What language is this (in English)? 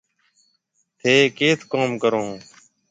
Marwari (Pakistan)